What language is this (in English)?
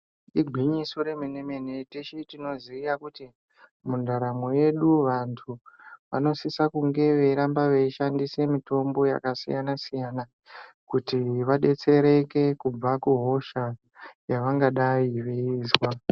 Ndau